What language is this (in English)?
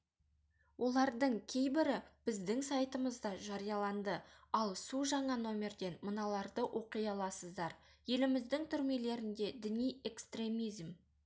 Kazakh